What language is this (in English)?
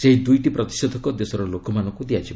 Odia